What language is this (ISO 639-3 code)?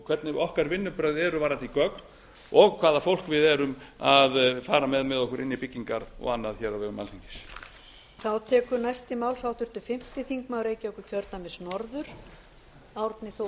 isl